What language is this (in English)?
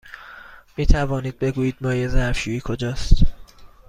Persian